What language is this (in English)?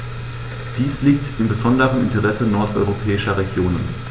German